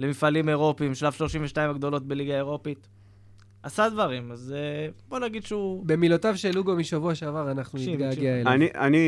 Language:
Hebrew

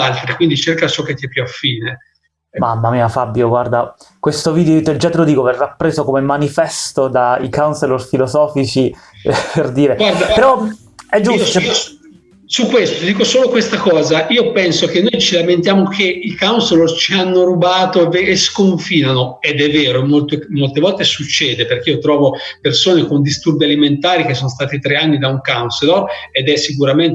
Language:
Italian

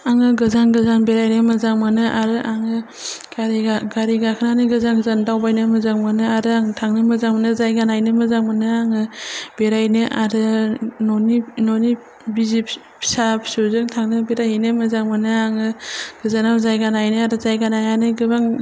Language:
Bodo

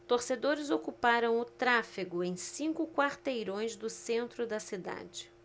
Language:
Portuguese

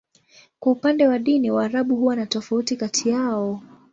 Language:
Swahili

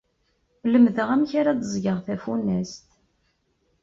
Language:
Kabyle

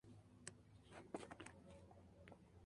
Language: Spanish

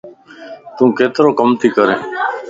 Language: Lasi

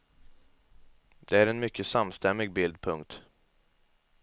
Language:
Swedish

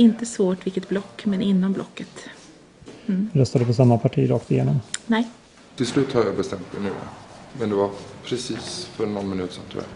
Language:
Swedish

